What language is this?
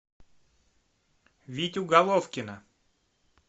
Russian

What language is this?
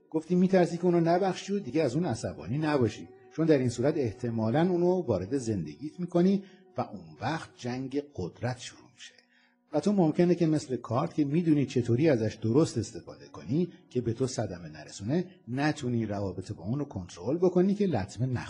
Persian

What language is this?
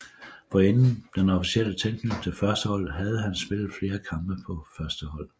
Danish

